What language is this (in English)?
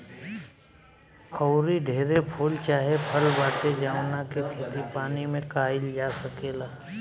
Bhojpuri